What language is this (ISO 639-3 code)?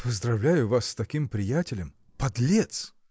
rus